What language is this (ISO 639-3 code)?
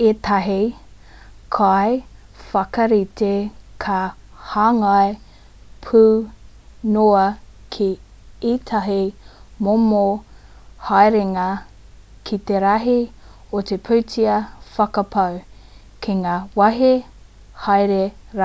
mri